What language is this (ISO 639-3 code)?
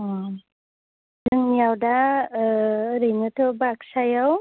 brx